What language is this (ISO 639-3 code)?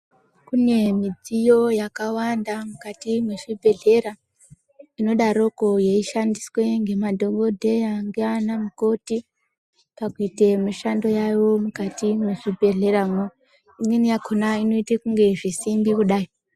ndc